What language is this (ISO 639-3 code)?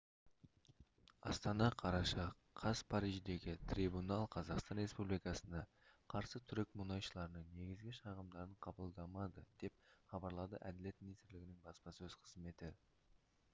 kaz